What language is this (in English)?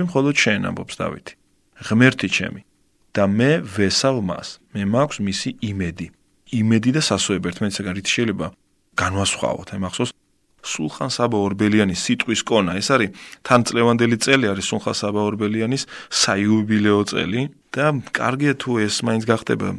Ukrainian